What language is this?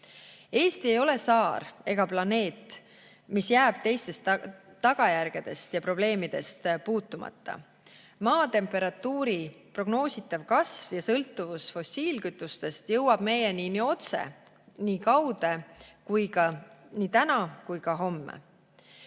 Estonian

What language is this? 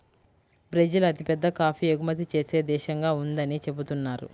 Telugu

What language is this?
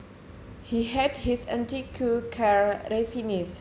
Javanese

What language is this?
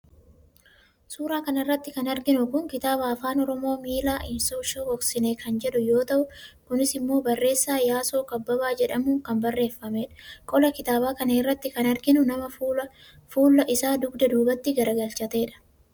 Oromo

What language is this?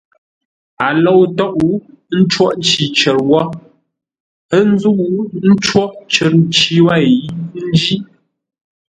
Ngombale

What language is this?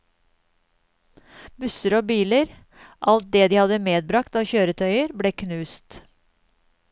Norwegian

